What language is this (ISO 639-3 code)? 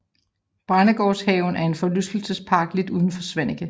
dan